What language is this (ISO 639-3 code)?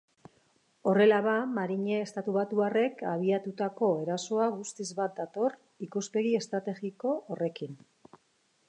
eus